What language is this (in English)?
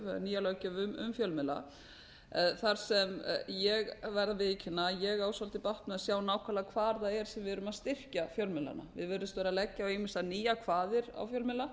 Icelandic